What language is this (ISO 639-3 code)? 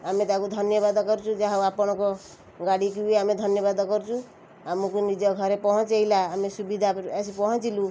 ori